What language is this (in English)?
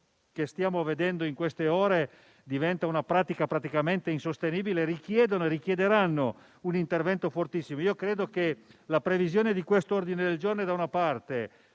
Italian